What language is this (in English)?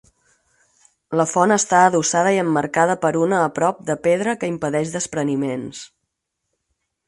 Catalan